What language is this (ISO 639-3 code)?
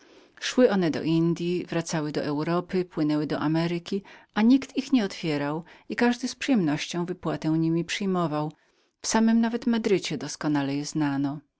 pol